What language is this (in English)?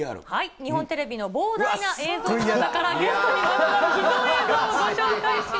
Japanese